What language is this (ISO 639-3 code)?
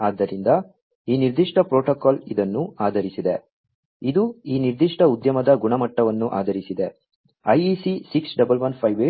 kan